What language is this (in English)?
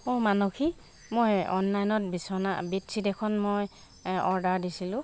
Assamese